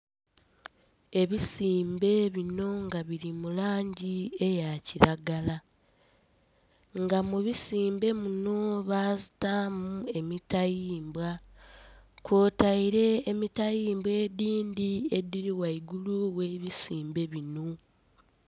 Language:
Soga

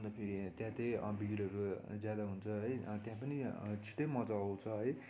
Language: Nepali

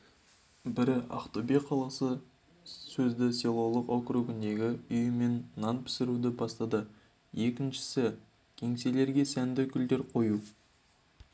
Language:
Kazakh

